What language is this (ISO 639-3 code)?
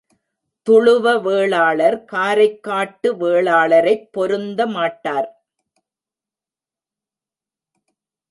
tam